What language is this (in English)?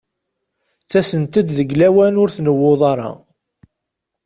Kabyle